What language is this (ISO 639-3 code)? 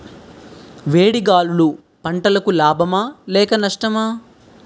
tel